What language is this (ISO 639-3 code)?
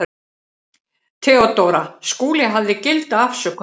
isl